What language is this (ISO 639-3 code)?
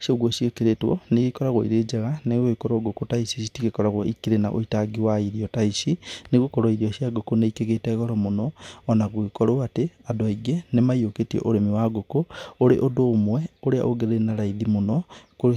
kik